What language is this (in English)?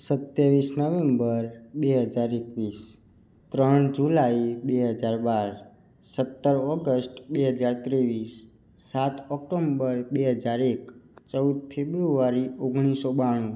Gujarati